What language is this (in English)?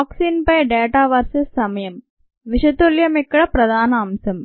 Telugu